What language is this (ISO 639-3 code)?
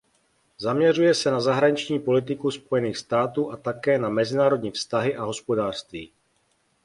ces